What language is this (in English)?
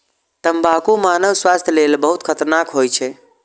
Maithili